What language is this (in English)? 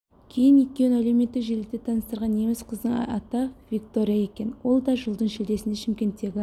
Kazakh